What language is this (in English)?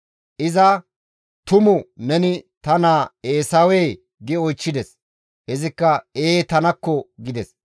Gamo